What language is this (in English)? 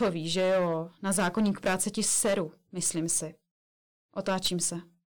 Czech